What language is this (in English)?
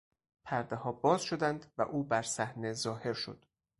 Persian